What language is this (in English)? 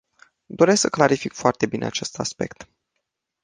Romanian